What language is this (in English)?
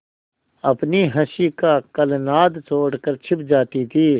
Hindi